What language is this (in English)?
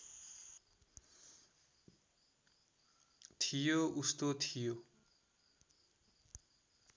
Nepali